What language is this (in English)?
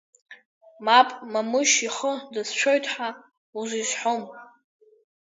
Abkhazian